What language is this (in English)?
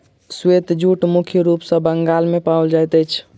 Maithili